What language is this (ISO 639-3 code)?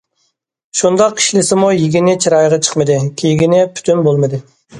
uig